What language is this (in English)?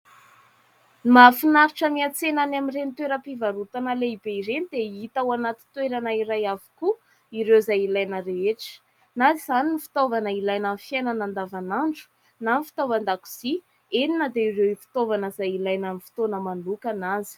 Malagasy